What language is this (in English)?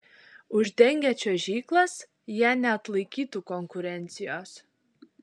Lithuanian